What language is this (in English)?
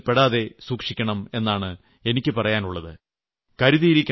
Malayalam